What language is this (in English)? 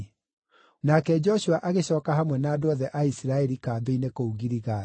Kikuyu